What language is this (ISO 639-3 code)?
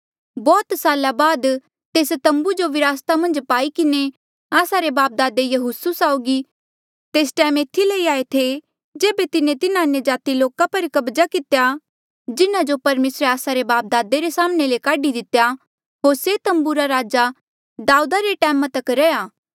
mjl